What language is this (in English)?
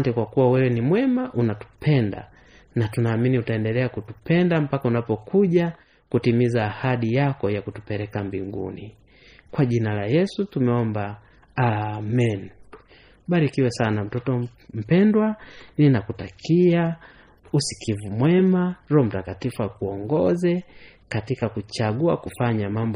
Swahili